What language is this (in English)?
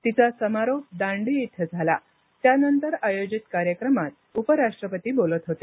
Marathi